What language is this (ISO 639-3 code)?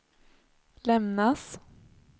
swe